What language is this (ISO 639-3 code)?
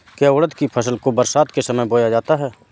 hin